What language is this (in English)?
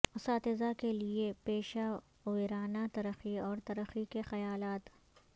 Urdu